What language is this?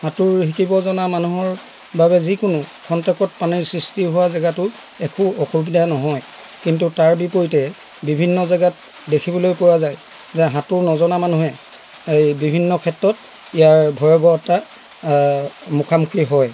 Assamese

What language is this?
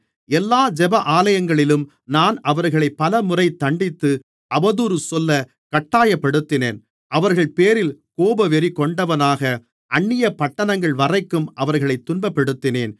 Tamil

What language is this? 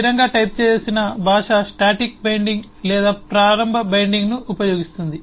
Telugu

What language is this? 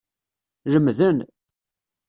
Kabyle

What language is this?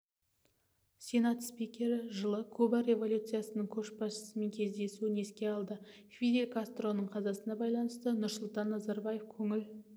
Kazakh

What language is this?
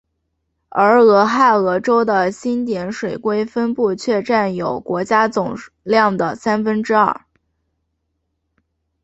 Chinese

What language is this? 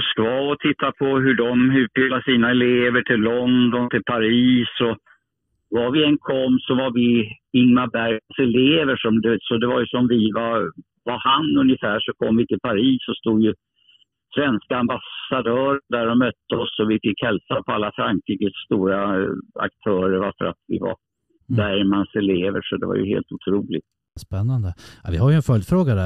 Swedish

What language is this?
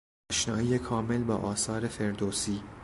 Persian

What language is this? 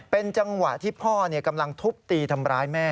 Thai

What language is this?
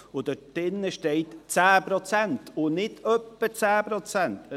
Swiss German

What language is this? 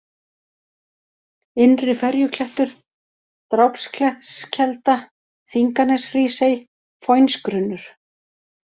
Icelandic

